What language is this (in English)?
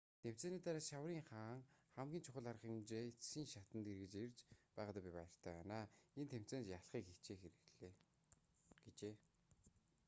Mongolian